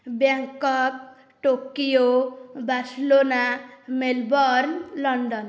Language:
Odia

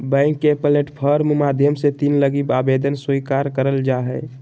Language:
Magahi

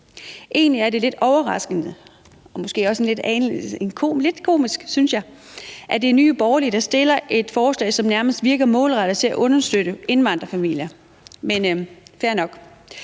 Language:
Danish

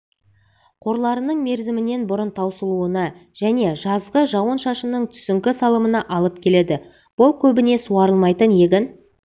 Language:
Kazakh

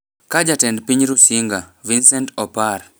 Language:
Luo (Kenya and Tanzania)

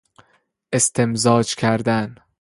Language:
Persian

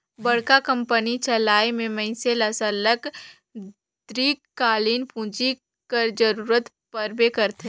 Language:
Chhattisgarhi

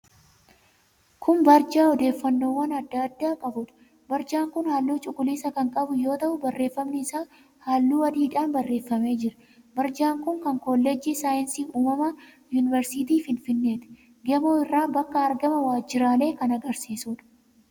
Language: Oromo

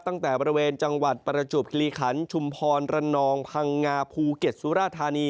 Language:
Thai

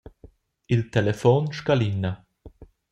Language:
Romansh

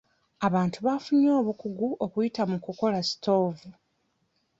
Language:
Ganda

